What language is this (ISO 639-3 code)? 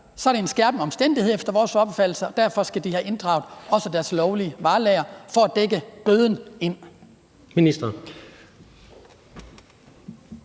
dan